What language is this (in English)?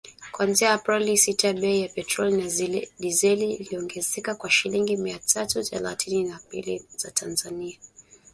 Swahili